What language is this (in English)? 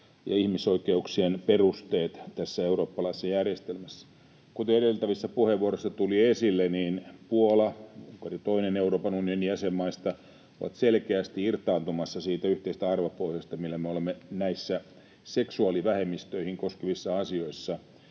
Finnish